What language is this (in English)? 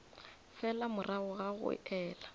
Northern Sotho